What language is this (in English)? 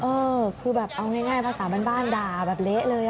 Thai